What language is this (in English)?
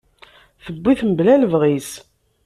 Kabyle